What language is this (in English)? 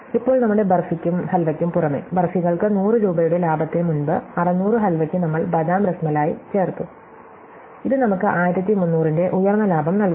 Malayalam